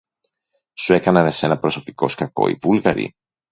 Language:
Greek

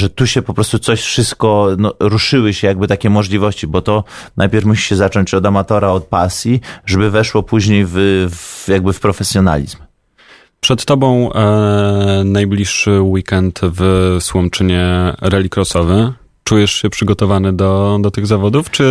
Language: Polish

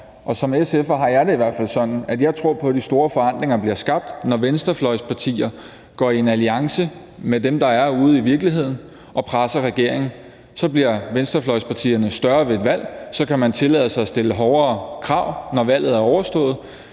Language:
Danish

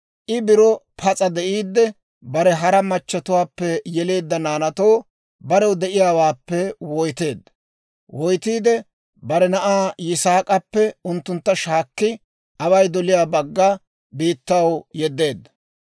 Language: Dawro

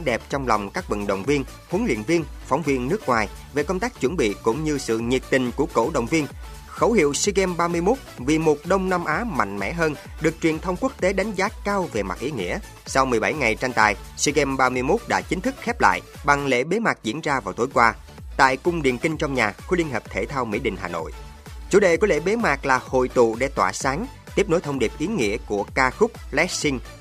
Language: Vietnamese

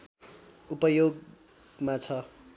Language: Nepali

